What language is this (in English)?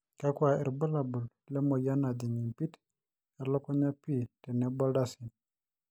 Masai